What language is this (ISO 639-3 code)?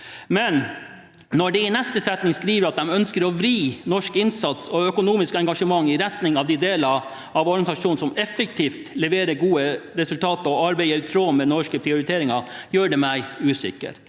nor